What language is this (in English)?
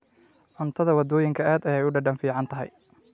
Somali